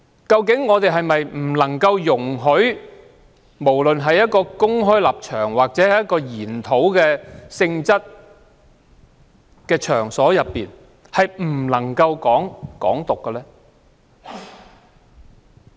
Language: Cantonese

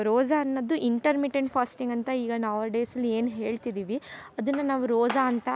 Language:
Kannada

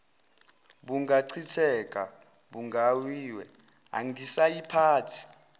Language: Zulu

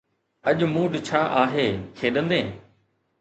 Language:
Sindhi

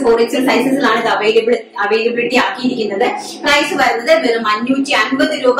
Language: Malayalam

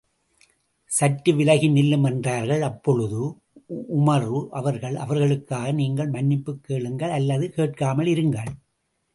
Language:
Tamil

